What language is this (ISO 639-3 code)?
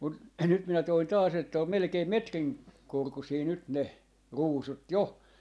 fin